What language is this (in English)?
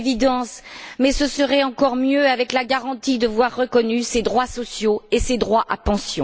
French